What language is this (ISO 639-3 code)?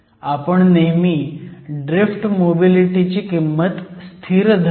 mar